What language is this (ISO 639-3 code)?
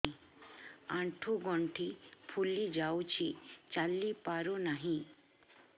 ori